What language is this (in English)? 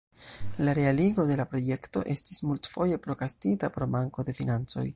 Esperanto